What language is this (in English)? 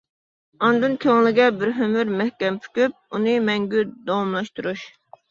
Uyghur